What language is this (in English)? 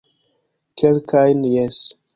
Esperanto